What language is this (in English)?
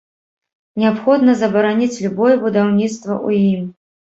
Belarusian